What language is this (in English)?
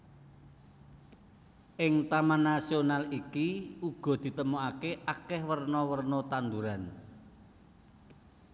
Javanese